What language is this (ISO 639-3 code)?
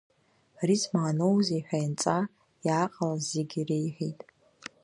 abk